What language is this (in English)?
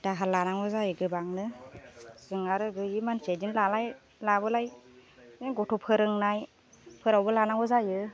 Bodo